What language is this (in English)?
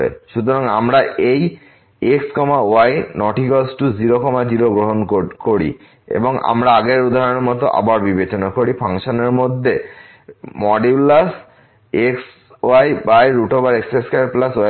Bangla